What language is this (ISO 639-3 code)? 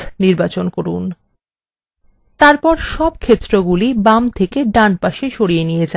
ben